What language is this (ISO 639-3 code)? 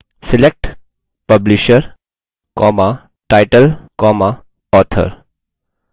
hin